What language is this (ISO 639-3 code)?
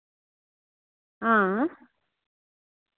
doi